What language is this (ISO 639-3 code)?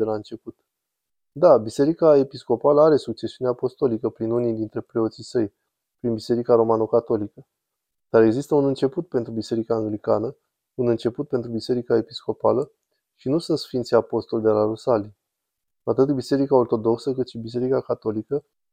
ron